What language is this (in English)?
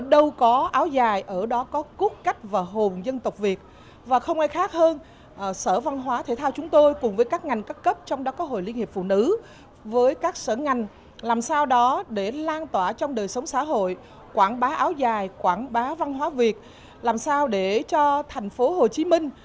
Vietnamese